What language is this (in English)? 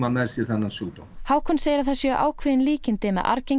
Icelandic